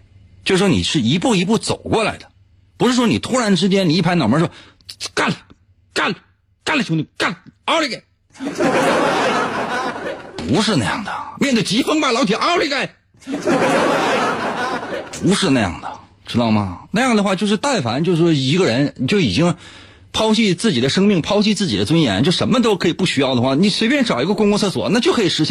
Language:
Chinese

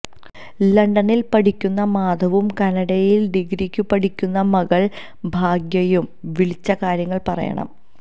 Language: Malayalam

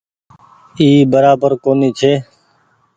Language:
Goaria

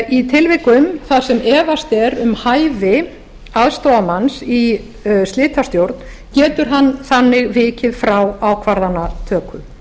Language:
Icelandic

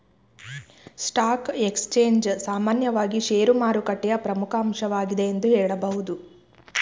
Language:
Kannada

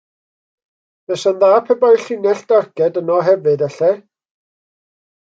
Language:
Welsh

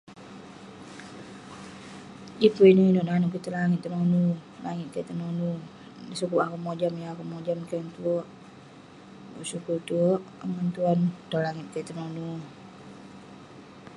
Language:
Western Penan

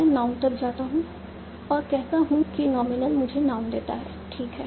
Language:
Hindi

